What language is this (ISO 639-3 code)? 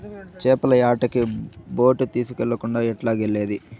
tel